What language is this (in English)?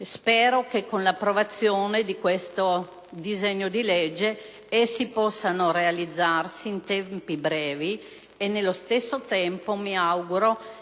Italian